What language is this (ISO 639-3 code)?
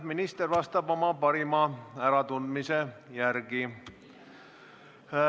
est